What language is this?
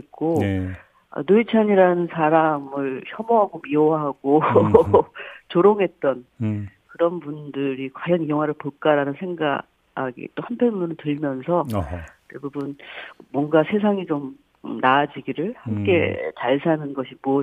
Korean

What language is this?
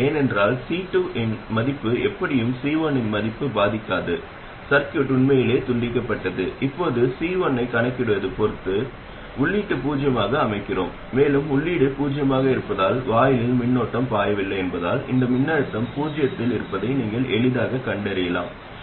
Tamil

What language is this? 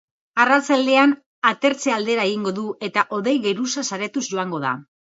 Basque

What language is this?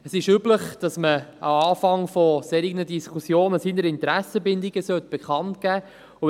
Swiss German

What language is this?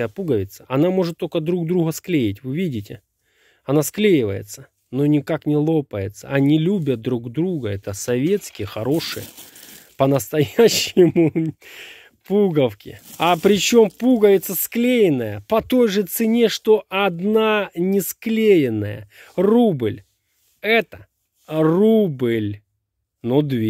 Russian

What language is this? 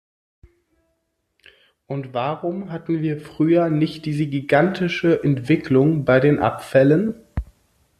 German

